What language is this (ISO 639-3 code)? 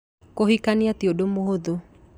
kik